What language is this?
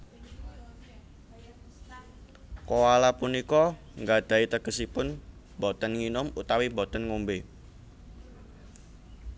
Javanese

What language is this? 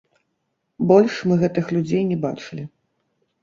Belarusian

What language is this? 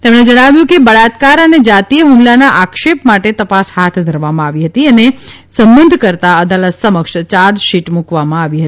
Gujarati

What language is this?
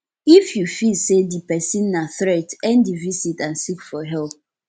Nigerian Pidgin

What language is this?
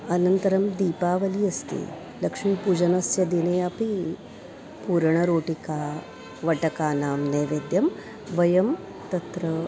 Sanskrit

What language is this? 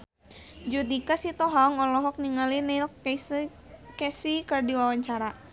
Sundanese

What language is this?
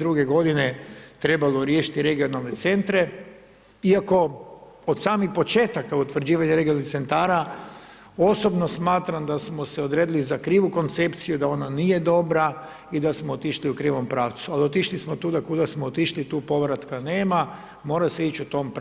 Croatian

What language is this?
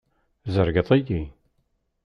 Kabyle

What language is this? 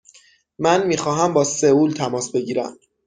Persian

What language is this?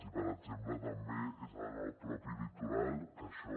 Catalan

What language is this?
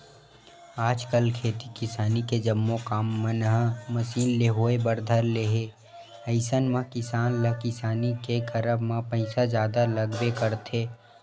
Chhattisgarhi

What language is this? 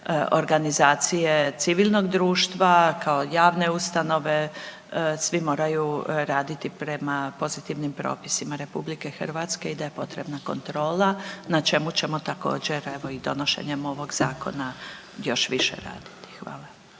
Croatian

